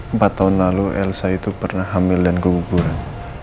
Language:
Indonesian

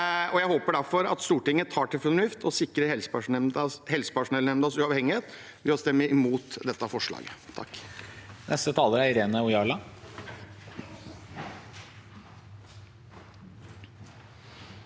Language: Norwegian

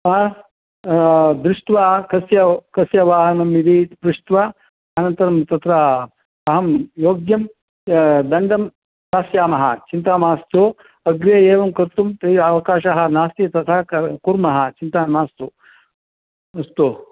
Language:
Sanskrit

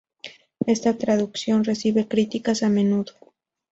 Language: Spanish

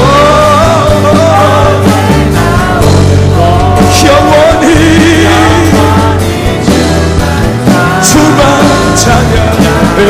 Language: Korean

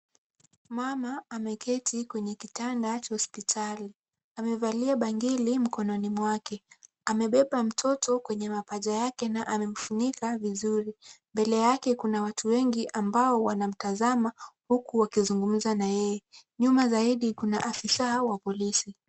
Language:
Swahili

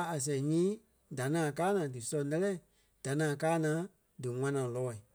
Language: Kpelle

